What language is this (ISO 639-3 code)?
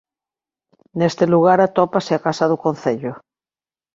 glg